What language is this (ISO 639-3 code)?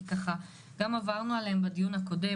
heb